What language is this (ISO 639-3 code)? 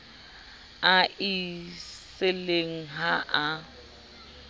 sot